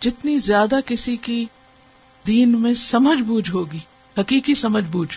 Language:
Urdu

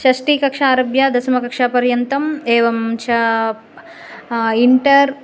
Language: Sanskrit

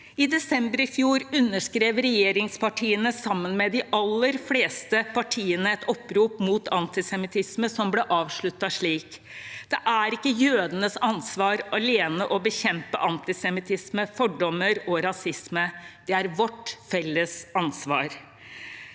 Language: Norwegian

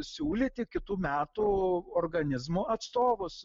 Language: Lithuanian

